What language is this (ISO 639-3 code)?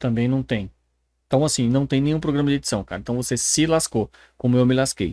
por